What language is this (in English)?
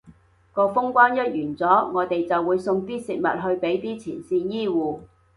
Cantonese